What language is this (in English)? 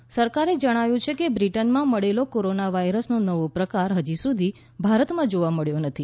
Gujarati